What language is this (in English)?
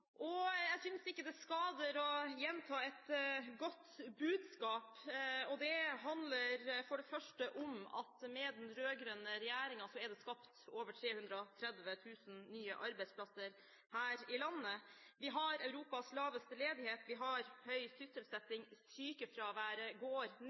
Norwegian Bokmål